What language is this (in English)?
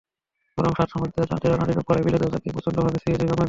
Bangla